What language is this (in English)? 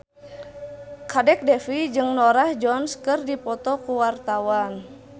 Sundanese